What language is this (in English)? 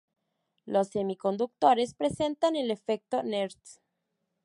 Spanish